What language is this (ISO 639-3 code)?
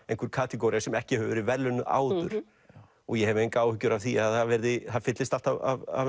isl